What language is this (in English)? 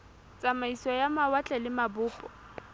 Southern Sotho